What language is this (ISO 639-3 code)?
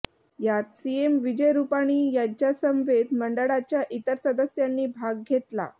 mar